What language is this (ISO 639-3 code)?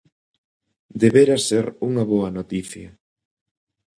glg